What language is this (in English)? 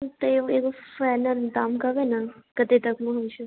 Maithili